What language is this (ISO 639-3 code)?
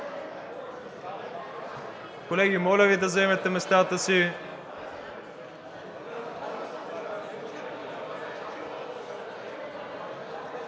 bul